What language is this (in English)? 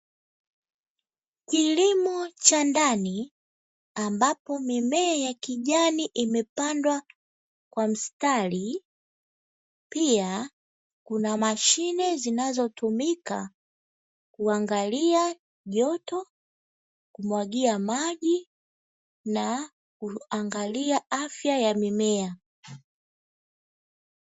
Swahili